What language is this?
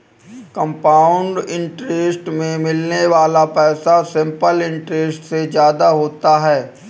Hindi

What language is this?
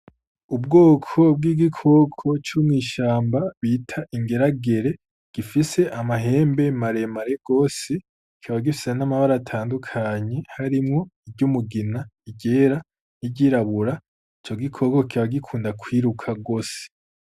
Rundi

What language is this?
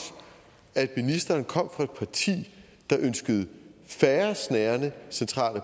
Danish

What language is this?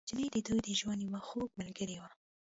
Pashto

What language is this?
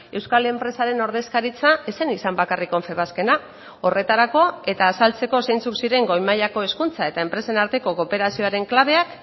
Basque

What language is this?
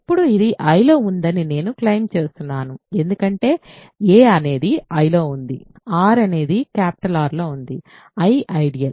Telugu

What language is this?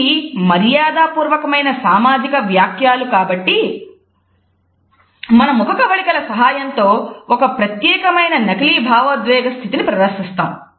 Telugu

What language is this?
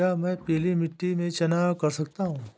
Hindi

